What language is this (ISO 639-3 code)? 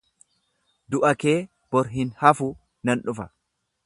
orm